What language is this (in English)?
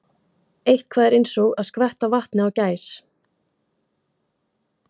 Icelandic